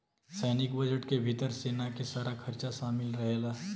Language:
Bhojpuri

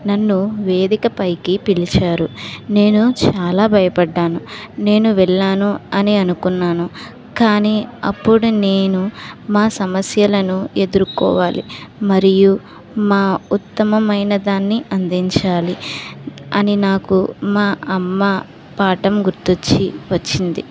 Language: Telugu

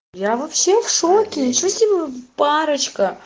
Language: Russian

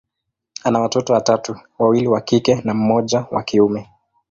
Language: Swahili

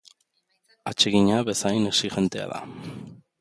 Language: Basque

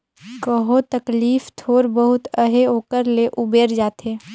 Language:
Chhattisgarhi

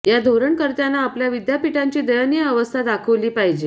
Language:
Marathi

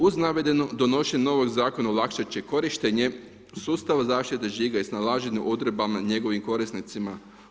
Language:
Croatian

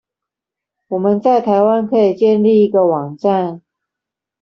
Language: Chinese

